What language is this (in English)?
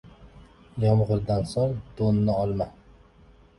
Uzbek